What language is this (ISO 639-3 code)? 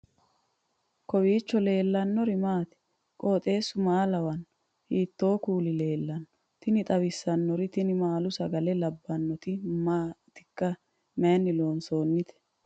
sid